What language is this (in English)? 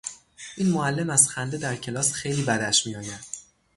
Persian